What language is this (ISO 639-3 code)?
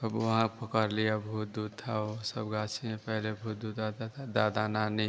hin